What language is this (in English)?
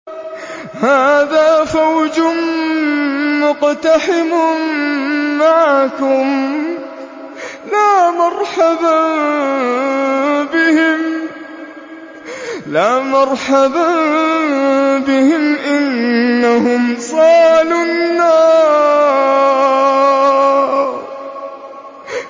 Arabic